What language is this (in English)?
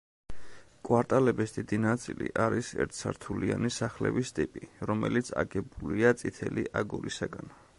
Georgian